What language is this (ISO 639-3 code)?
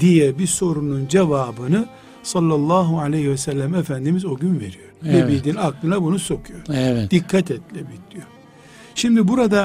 tur